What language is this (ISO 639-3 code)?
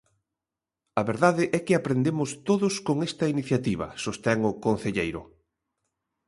glg